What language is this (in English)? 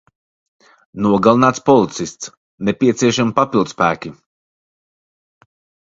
Latvian